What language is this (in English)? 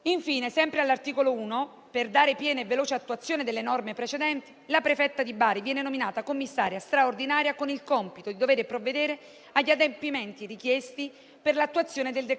Italian